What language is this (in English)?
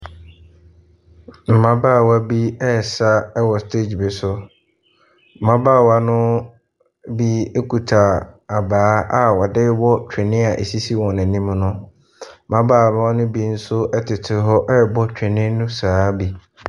Akan